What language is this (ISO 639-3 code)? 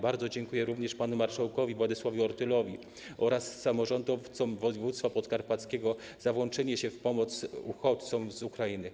pol